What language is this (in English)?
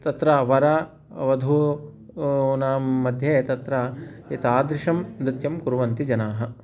Sanskrit